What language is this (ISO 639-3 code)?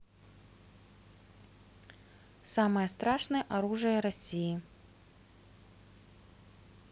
rus